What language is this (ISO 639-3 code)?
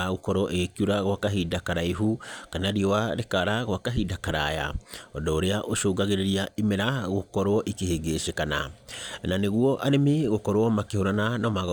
kik